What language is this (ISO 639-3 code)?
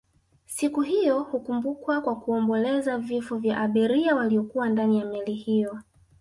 swa